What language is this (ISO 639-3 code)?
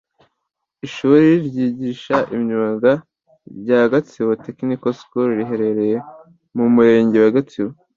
kin